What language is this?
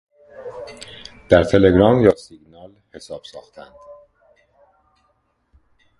Persian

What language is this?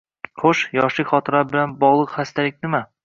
Uzbek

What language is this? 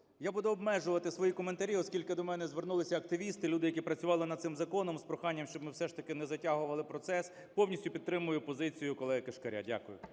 Ukrainian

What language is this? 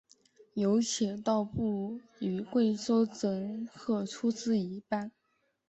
Chinese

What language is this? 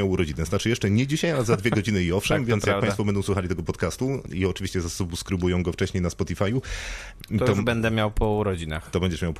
Polish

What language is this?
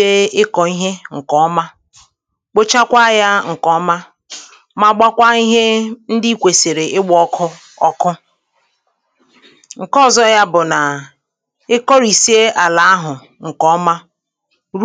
Igbo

